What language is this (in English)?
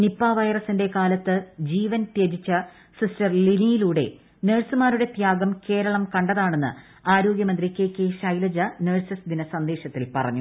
Malayalam